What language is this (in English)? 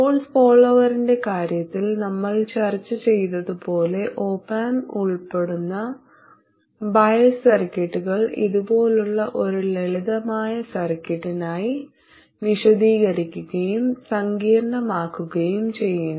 Malayalam